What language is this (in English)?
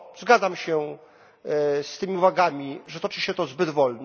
Polish